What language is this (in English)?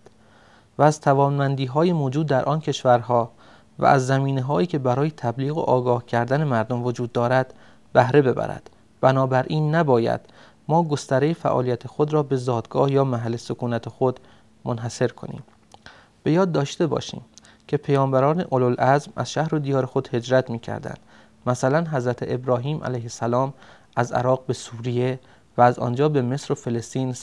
Persian